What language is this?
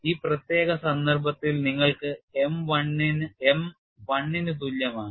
Malayalam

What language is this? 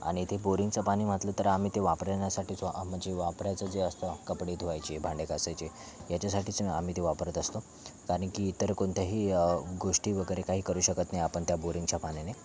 Marathi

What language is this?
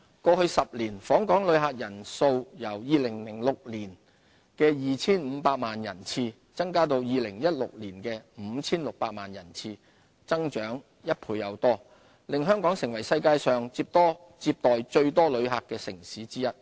Cantonese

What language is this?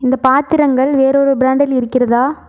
Tamil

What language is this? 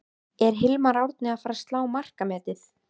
Icelandic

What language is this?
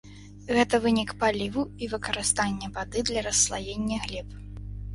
Belarusian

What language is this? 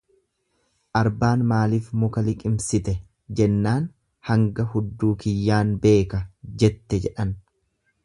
Oromo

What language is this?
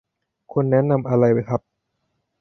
Thai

